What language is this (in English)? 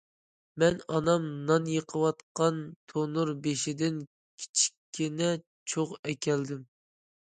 Uyghur